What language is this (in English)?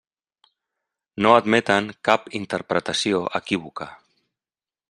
Catalan